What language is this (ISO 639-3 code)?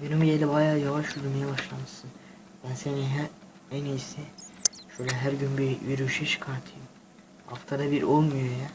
tur